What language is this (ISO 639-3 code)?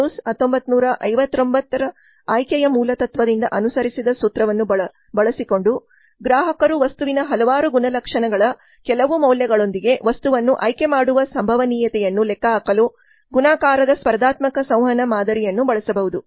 kan